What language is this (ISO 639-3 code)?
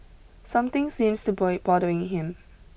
eng